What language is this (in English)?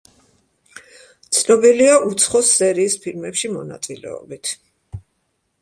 Georgian